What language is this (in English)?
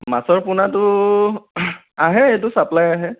Assamese